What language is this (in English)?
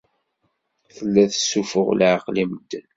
Kabyle